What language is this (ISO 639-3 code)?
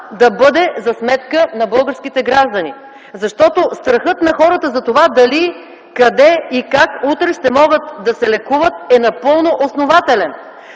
bul